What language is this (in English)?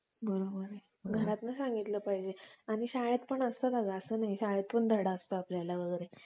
Marathi